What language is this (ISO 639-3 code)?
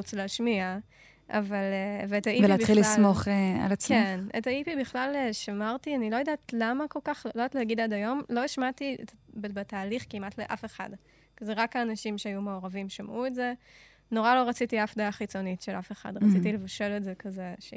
heb